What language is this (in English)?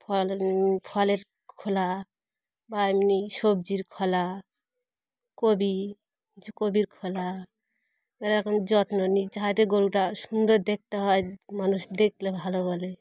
Bangla